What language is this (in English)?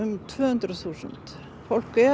Icelandic